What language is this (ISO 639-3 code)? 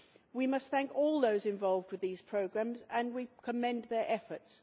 eng